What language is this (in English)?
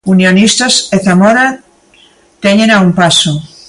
Galician